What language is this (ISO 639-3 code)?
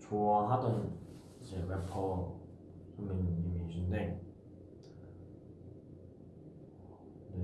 kor